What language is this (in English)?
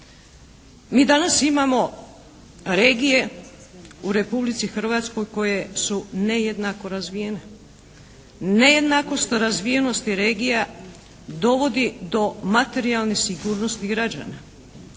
Croatian